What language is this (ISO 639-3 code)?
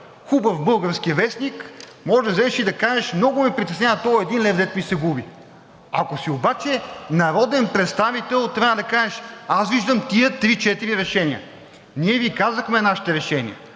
bul